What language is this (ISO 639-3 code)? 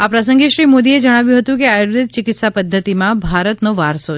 guj